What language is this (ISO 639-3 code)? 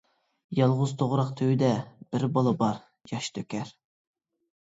uig